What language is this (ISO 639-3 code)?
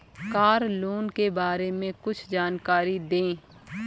hin